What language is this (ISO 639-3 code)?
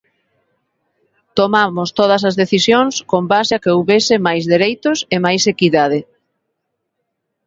glg